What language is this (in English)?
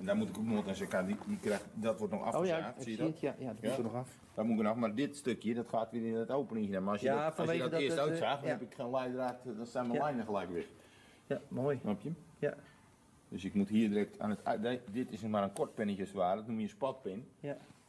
Dutch